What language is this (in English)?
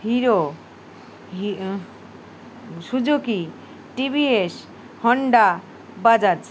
Bangla